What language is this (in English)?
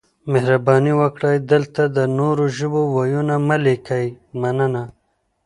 Pashto